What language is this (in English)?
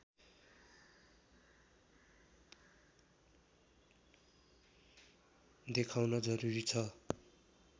Nepali